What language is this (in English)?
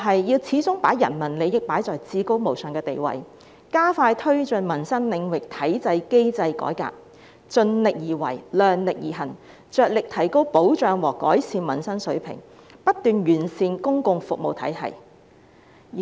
Cantonese